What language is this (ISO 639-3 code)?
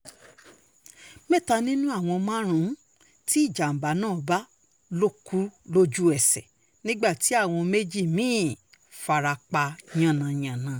yor